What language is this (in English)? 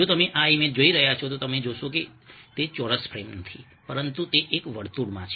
Gujarati